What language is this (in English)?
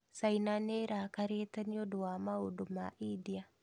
Kikuyu